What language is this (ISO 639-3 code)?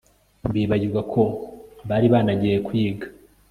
kin